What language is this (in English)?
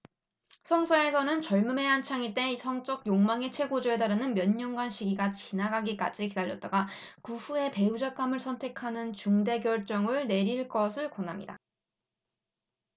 Korean